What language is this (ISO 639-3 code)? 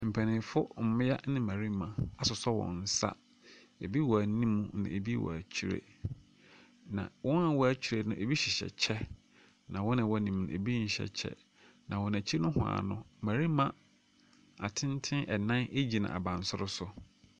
aka